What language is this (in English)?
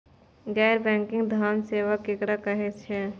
Maithili